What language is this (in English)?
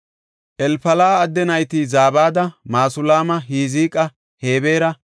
Gofa